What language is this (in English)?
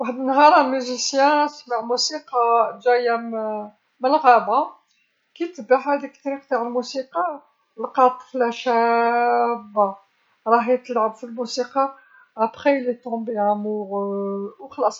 Algerian Arabic